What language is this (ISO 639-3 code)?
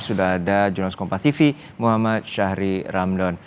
ind